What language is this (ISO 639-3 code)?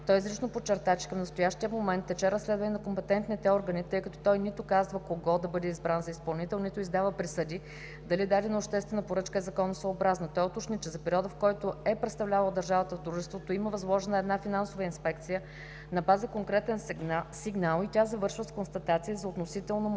bul